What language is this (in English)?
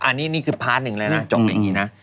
Thai